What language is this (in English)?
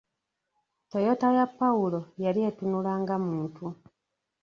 Ganda